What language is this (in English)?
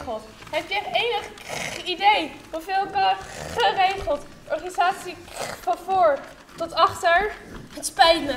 Dutch